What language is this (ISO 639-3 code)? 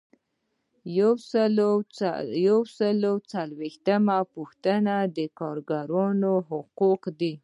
pus